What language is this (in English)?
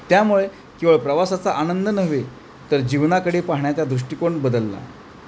Marathi